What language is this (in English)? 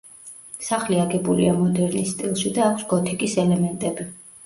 Georgian